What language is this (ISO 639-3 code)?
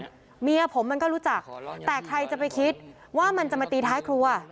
tha